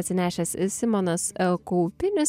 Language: Lithuanian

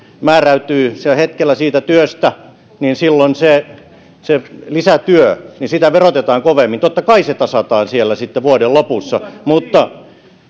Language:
Finnish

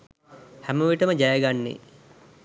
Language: Sinhala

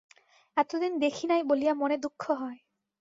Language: Bangla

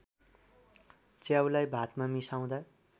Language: Nepali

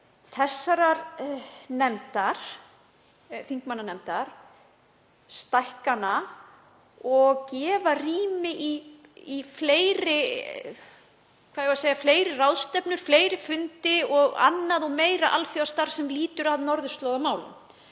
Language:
Icelandic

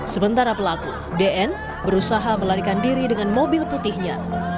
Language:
Indonesian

